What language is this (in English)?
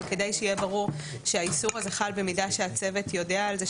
Hebrew